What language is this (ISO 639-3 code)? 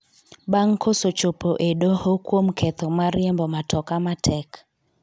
luo